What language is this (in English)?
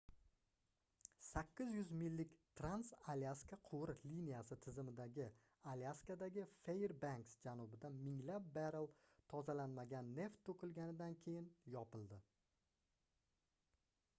Uzbek